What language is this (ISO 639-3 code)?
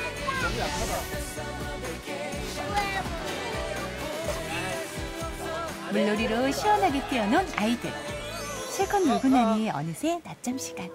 kor